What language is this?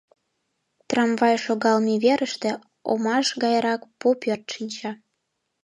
Mari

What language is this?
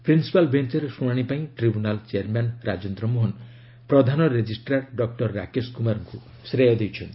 Odia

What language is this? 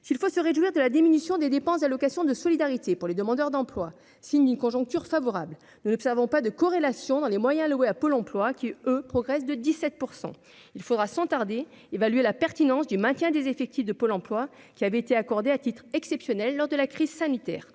French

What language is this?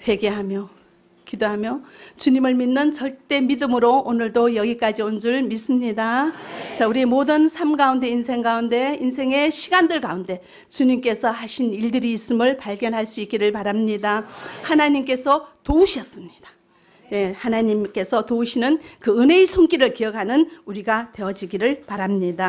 Korean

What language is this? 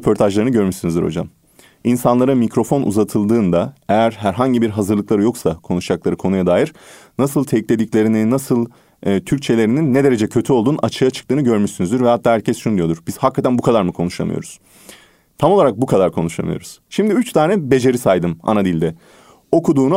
Turkish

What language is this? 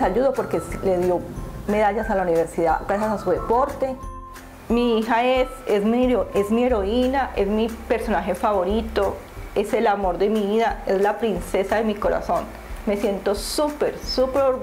Spanish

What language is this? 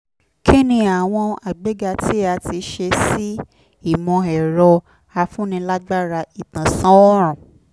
Yoruba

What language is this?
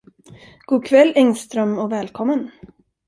Swedish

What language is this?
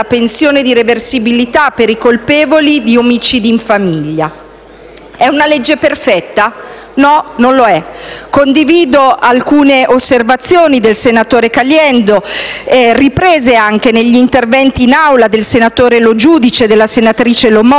Italian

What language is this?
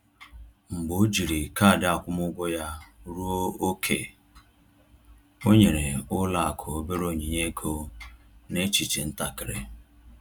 Igbo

